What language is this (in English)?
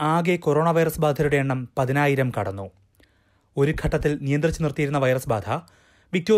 Malayalam